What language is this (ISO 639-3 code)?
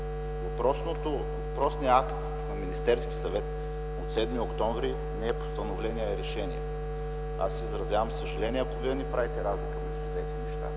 bul